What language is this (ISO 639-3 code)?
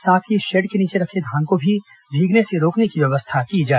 hin